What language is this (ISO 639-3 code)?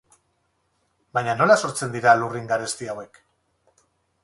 eus